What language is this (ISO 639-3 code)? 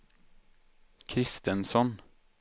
swe